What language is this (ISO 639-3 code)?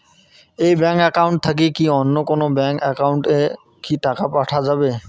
ben